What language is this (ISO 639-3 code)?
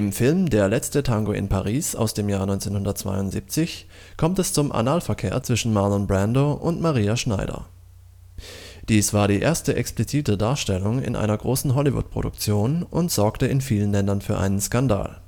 deu